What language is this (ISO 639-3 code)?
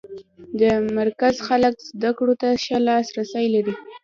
pus